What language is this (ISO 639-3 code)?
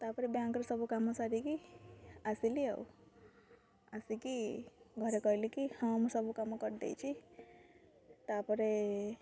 ori